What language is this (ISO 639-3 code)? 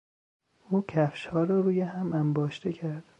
fas